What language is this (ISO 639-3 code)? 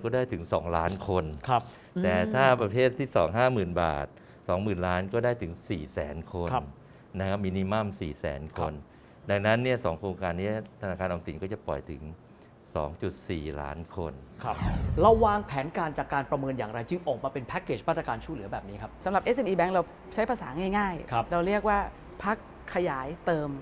tha